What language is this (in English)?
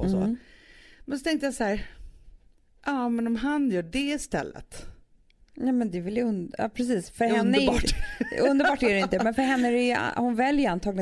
Swedish